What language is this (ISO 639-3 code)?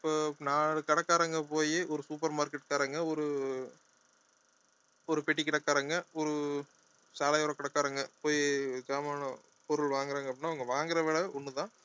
tam